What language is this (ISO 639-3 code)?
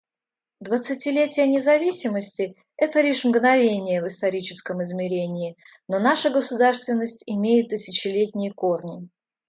rus